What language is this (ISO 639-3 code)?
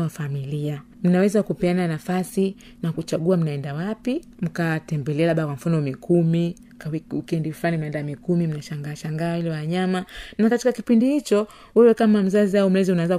swa